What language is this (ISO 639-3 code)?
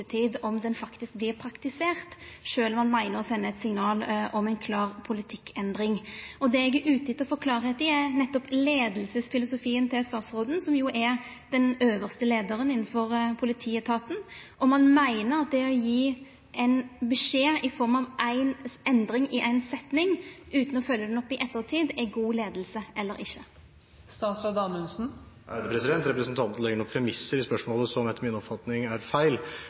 nor